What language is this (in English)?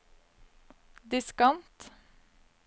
Norwegian